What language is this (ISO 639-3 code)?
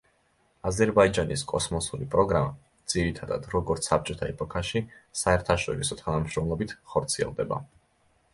kat